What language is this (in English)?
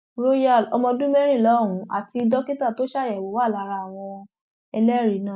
Yoruba